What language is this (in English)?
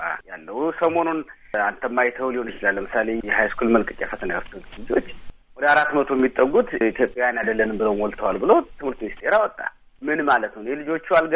Amharic